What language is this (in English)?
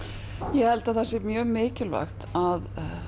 Icelandic